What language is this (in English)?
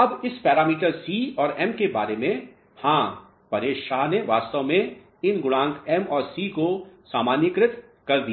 Hindi